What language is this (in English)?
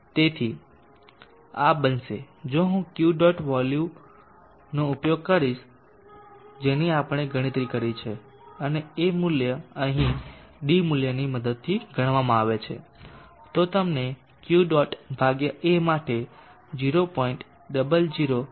Gujarati